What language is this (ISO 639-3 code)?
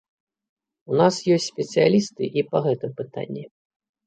bel